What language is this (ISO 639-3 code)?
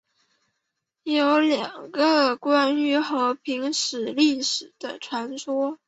zho